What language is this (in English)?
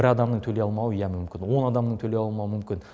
Kazakh